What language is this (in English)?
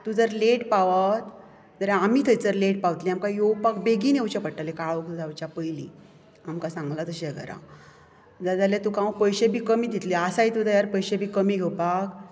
Konkani